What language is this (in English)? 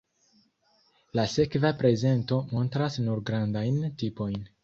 Esperanto